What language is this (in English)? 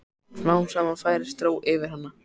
Icelandic